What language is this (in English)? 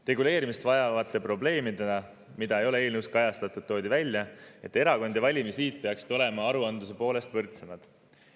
Estonian